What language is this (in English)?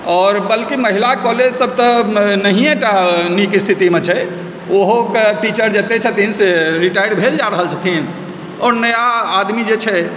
Maithili